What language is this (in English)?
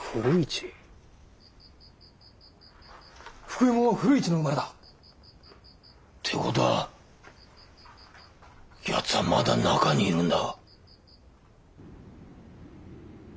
Japanese